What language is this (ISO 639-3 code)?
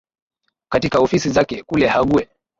swa